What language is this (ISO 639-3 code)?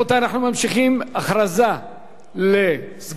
heb